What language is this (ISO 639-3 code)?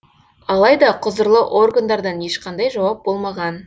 kaz